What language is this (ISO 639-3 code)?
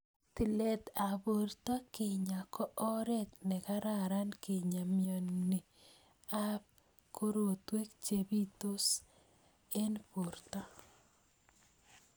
kln